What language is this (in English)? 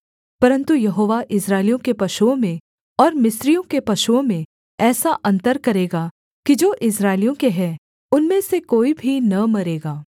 Hindi